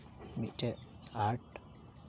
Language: Santali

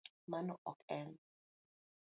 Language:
Luo (Kenya and Tanzania)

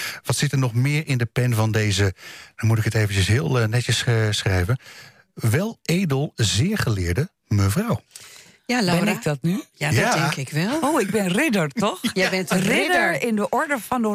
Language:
Dutch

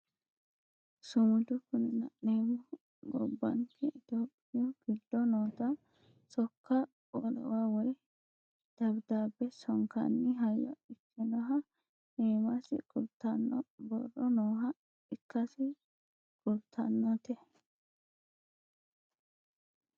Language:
Sidamo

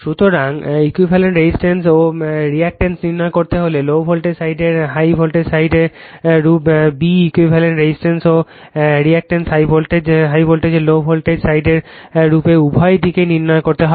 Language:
Bangla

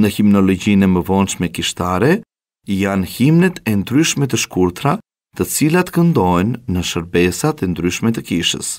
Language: Romanian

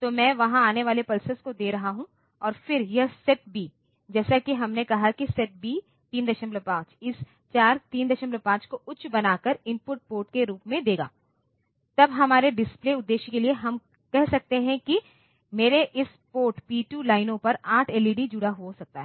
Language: Hindi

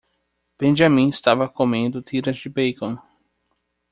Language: Portuguese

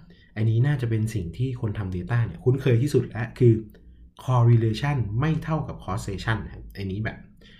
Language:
Thai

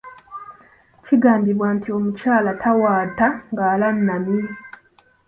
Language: Ganda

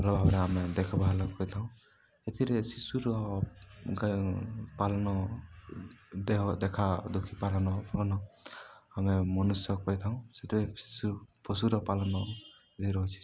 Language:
Odia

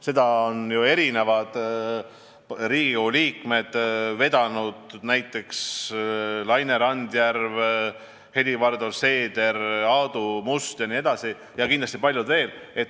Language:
Estonian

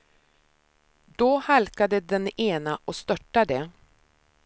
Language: Swedish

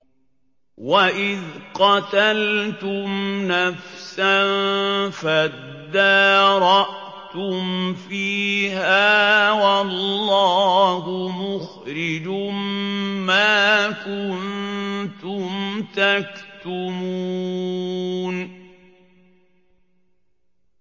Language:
Arabic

